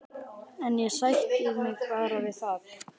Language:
Icelandic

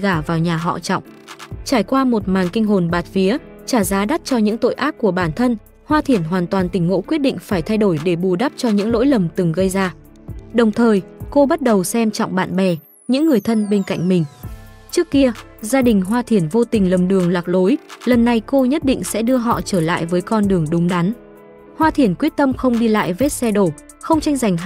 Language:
Vietnamese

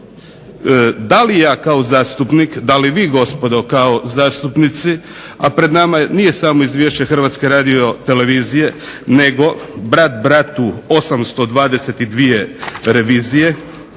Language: Croatian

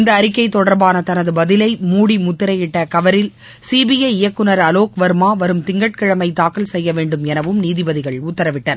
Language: Tamil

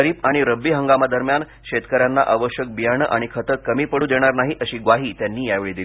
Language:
Marathi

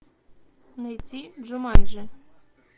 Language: Russian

